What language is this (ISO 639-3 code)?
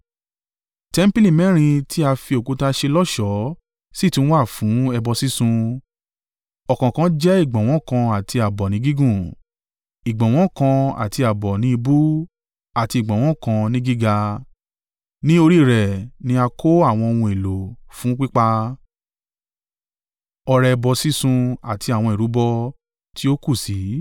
yor